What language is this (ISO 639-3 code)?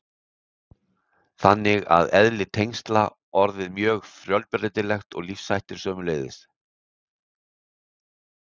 isl